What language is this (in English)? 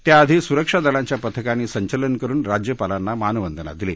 Marathi